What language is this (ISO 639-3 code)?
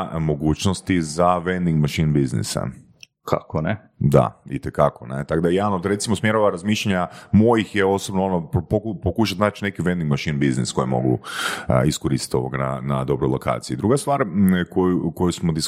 hrv